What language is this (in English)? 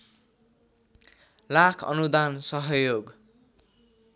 Nepali